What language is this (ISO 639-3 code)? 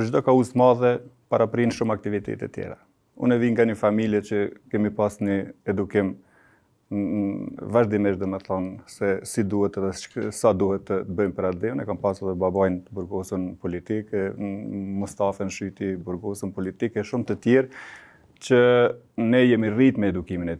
ron